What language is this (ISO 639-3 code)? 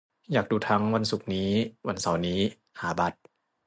tha